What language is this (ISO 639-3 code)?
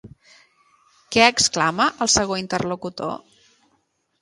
cat